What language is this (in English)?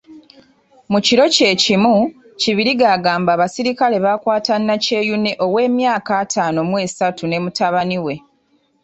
Ganda